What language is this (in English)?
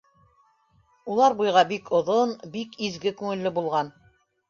Bashkir